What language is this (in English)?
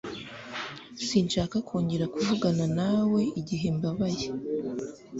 Kinyarwanda